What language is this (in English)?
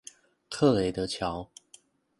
Chinese